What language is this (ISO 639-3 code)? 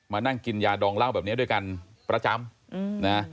tha